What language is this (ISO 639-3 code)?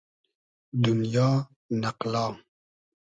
haz